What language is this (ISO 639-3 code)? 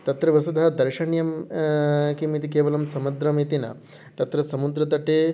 san